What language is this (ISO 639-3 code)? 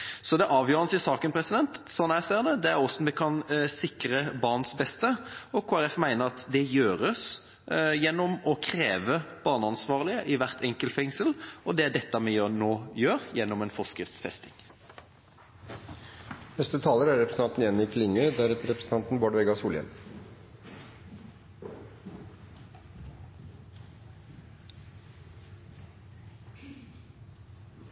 nor